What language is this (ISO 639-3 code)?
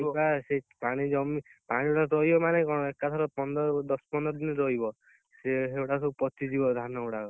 ori